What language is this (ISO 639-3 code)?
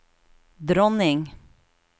nor